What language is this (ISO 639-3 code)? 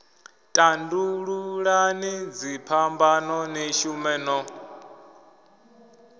ven